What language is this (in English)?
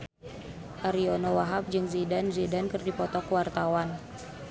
Sundanese